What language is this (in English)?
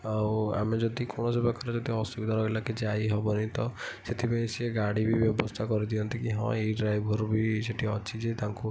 Odia